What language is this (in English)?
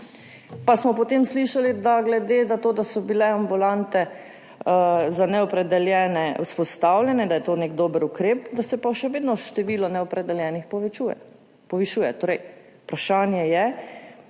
Slovenian